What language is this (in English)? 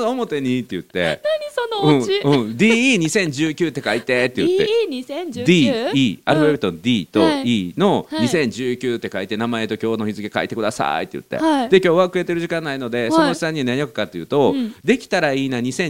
Japanese